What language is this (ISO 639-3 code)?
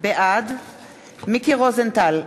heb